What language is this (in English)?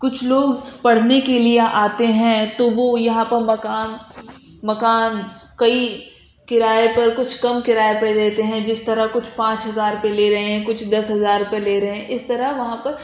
Urdu